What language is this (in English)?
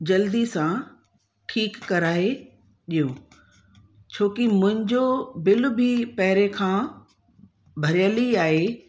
Sindhi